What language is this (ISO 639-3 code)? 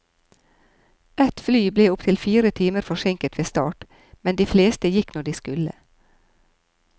nor